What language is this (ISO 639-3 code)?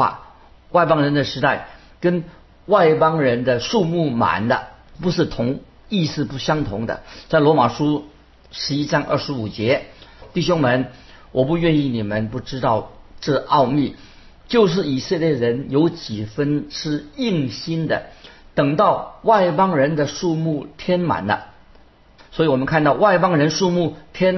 zho